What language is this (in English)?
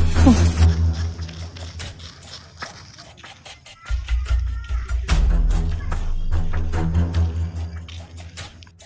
Indonesian